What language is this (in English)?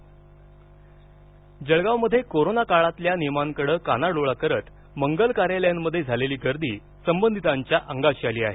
Marathi